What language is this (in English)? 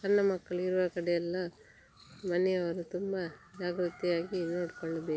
Kannada